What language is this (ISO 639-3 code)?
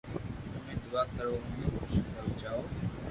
lrk